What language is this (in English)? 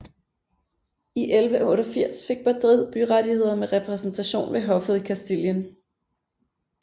Danish